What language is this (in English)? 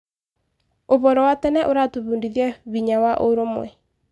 Kikuyu